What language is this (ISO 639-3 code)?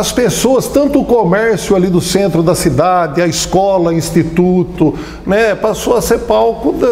por